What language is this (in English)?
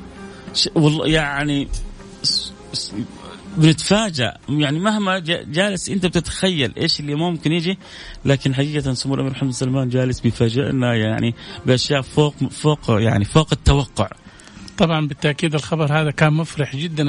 Arabic